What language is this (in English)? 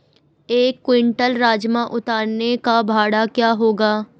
Hindi